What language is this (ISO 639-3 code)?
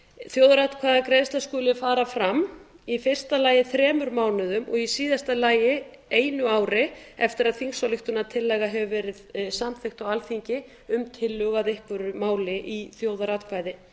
isl